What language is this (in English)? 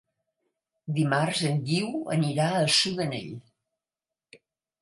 Catalan